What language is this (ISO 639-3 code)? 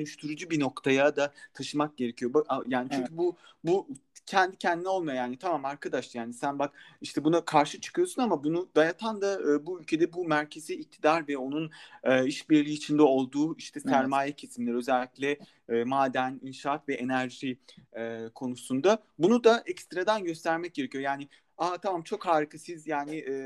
tur